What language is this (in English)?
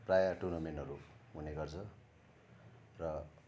Nepali